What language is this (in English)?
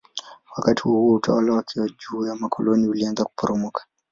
Swahili